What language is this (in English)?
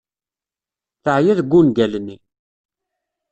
Kabyle